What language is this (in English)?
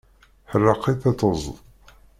Kabyle